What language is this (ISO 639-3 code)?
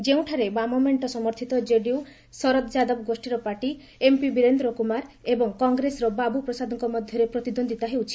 ori